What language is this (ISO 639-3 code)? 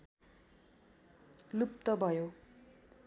nep